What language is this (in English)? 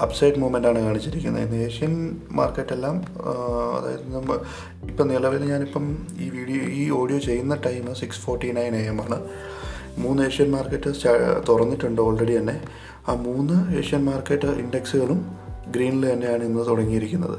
Malayalam